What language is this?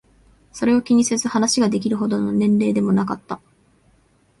Japanese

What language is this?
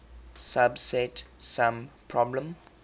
English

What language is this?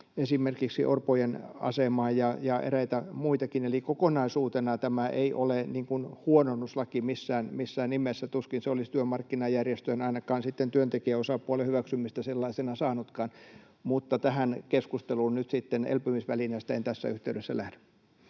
Finnish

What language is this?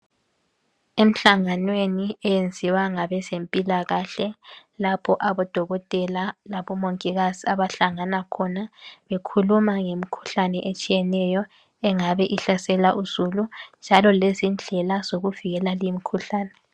North Ndebele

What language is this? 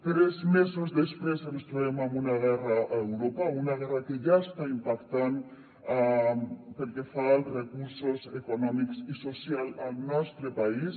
Catalan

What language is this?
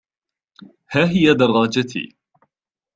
Arabic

